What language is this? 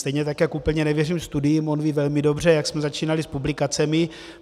Czech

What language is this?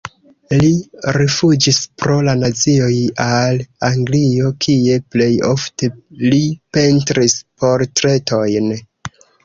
Esperanto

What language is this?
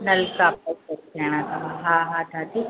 Sindhi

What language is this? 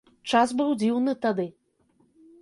Belarusian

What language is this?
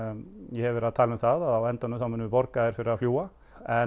Icelandic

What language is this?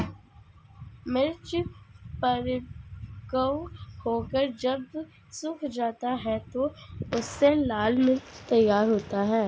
Hindi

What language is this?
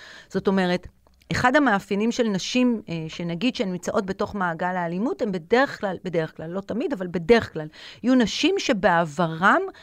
Hebrew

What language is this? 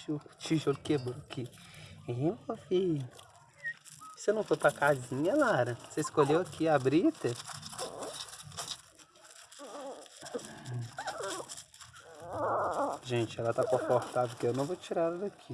Portuguese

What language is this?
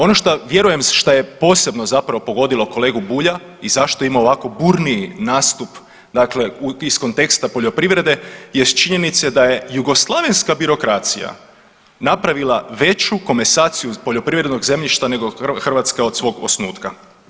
Croatian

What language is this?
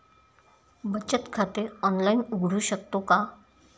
Marathi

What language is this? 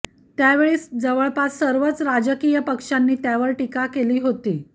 Marathi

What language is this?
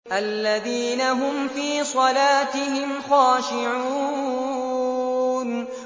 Arabic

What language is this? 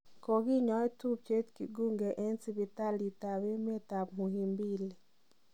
Kalenjin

